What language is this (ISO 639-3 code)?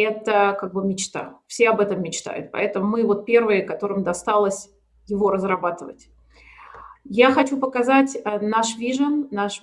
rus